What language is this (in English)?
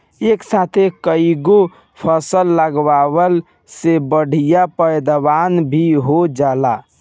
Bhojpuri